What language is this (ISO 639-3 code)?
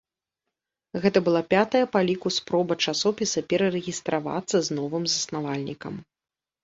bel